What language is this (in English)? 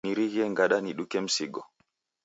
Taita